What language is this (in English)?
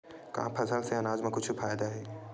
Chhattisgarhi